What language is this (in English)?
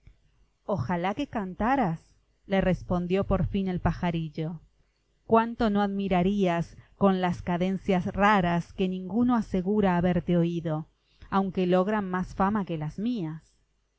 Spanish